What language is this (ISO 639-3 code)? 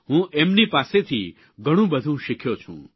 guj